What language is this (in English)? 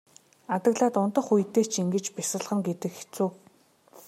Mongolian